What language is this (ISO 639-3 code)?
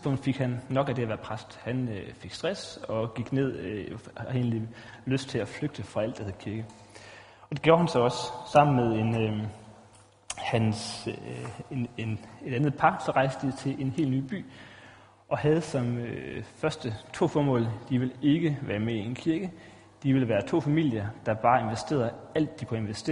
dan